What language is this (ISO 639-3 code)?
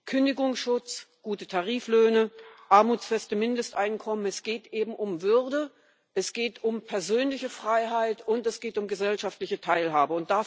deu